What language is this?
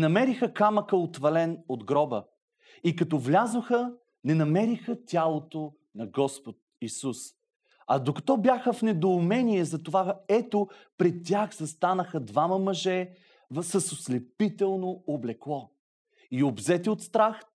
Bulgarian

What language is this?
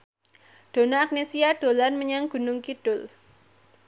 Javanese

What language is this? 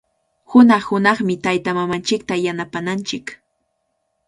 Cajatambo North Lima Quechua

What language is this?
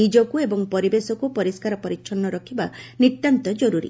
Odia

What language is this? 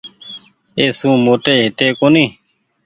Goaria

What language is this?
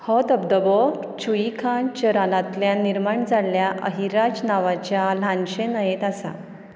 Konkani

